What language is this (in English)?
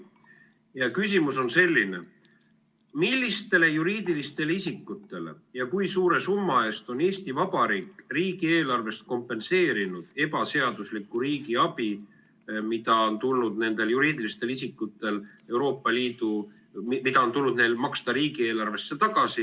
Estonian